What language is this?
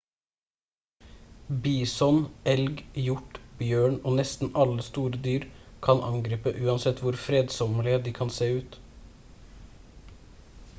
Norwegian Bokmål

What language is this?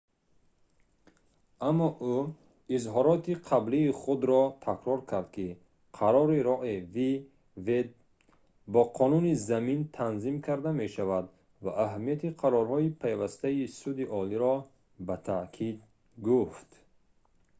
Tajik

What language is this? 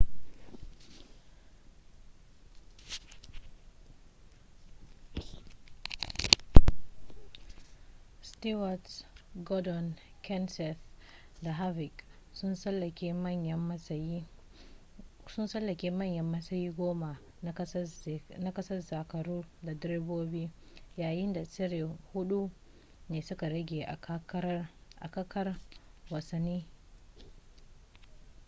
Hausa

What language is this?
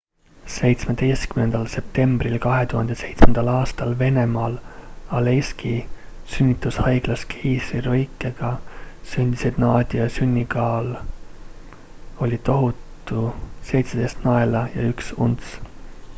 Estonian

